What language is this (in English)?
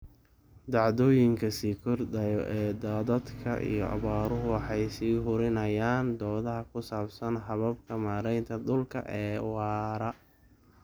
Somali